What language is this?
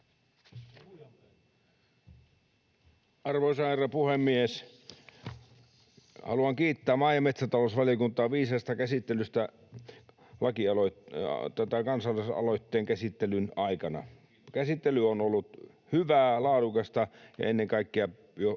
Finnish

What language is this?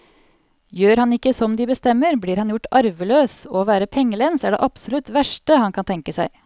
Norwegian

